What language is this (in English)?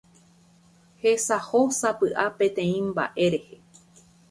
Guarani